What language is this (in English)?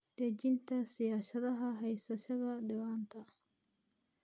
Somali